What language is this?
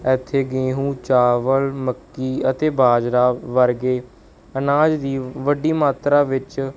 Punjabi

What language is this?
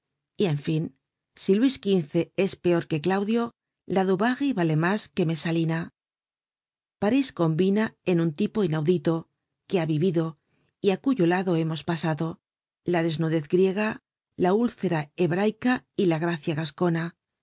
Spanish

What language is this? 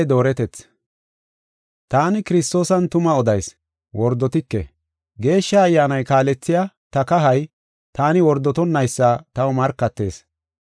Gofa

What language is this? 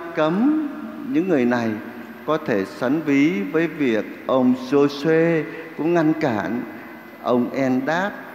Vietnamese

